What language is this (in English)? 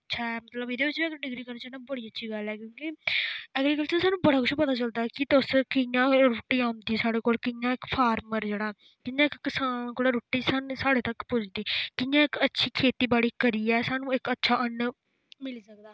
Dogri